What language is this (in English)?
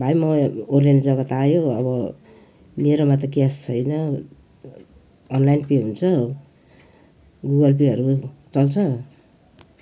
Nepali